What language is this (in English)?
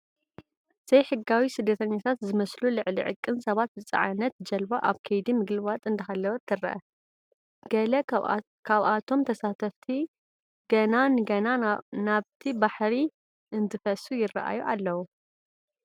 Tigrinya